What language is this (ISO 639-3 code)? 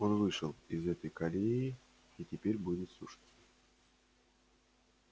rus